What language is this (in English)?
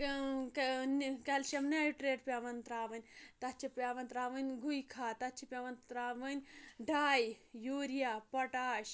Kashmiri